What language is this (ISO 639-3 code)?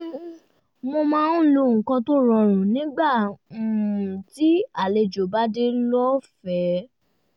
yor